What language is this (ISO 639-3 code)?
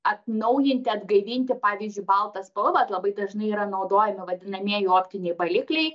lit